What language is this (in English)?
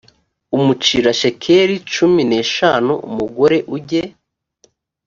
Kinyarwanda